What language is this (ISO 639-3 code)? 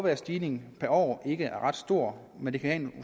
dan